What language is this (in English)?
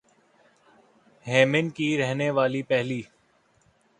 Urdu